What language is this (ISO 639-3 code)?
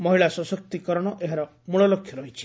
ori